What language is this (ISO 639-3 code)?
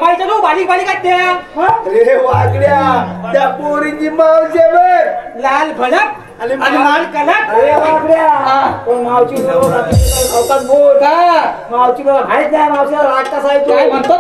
mar